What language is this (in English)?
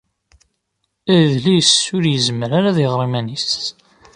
Kabyle